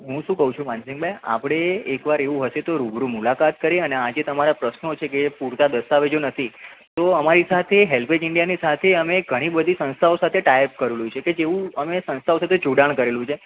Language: Gujarati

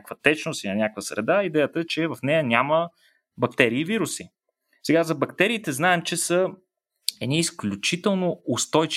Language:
Bulgarian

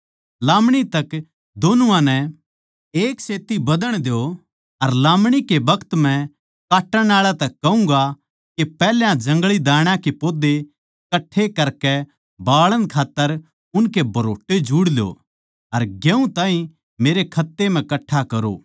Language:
Haryanvi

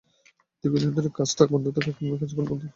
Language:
Bangla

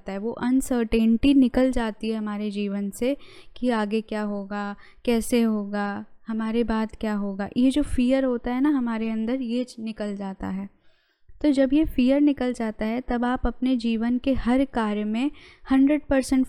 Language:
Hindi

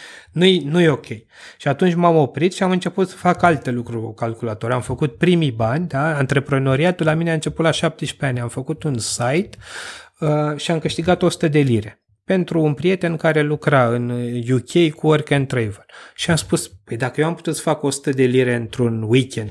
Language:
Romanian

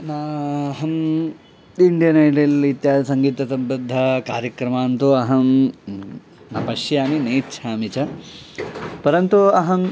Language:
Sanskrit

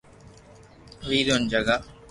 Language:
Loarki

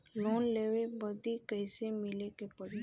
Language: Bhojpuri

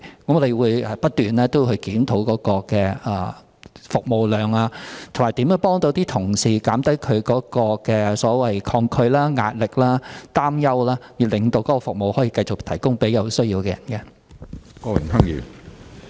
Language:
Cantonese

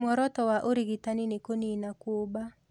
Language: Kikuyu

